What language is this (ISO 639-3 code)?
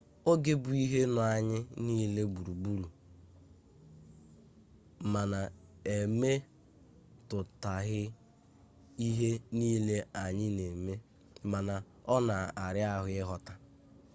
ibo